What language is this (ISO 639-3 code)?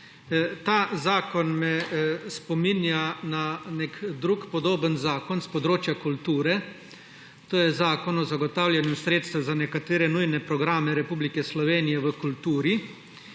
slv